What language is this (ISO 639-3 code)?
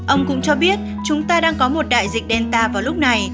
vie